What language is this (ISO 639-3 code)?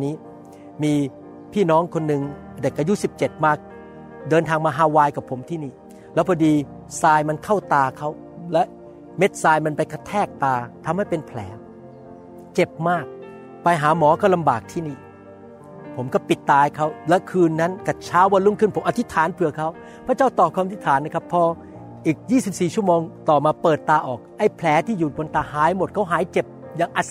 tha